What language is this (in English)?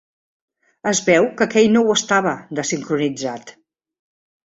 Catalan